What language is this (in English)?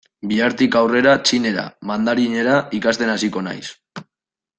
Basque